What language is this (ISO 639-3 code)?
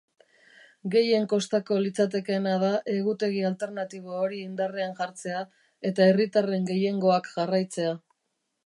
eus